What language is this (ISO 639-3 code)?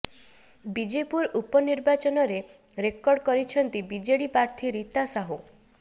ori